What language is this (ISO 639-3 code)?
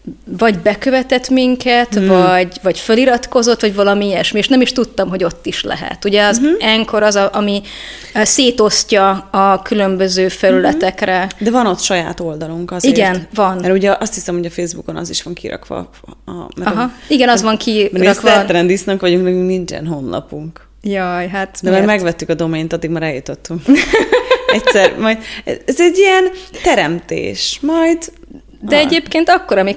hun